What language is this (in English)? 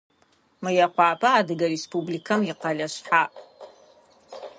Adyghe